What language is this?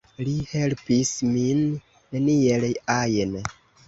Esperanto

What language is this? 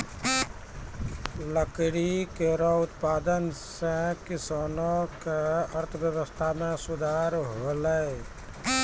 Maithili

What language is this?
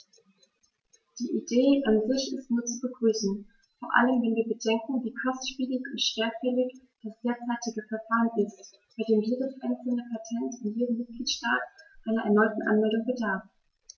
German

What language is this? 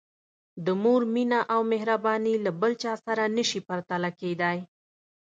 Pashto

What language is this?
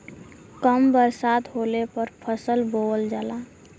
Bhojpuri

